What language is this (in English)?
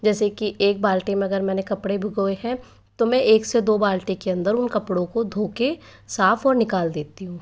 Hindi